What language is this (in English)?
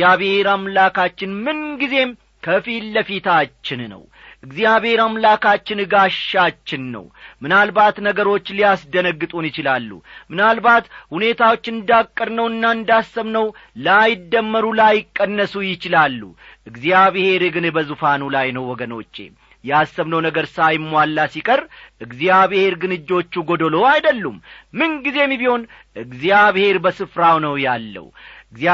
Amharic